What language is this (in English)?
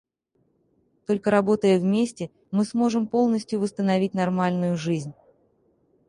Russian